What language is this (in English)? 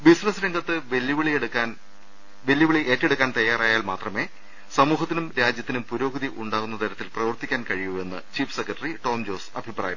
Malayalam